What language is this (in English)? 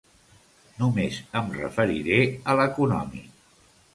Catalan